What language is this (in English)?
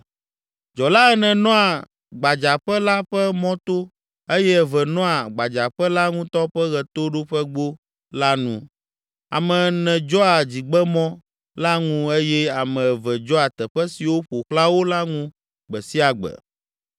Ewe